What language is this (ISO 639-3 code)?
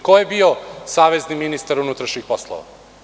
srp